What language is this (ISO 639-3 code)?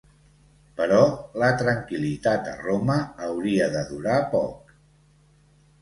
cat